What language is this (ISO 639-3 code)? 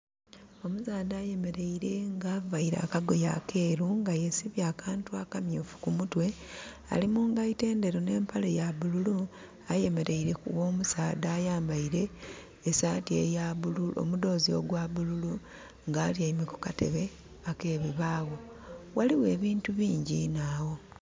xog